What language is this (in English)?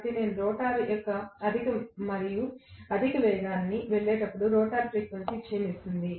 Telugu